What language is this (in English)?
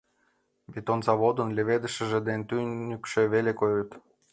Mari